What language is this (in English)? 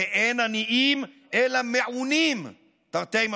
Hebrew